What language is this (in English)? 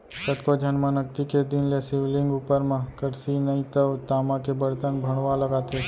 Chhattisgarhi